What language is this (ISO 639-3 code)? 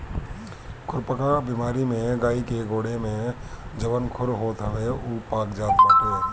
bho